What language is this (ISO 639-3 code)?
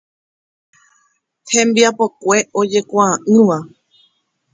grn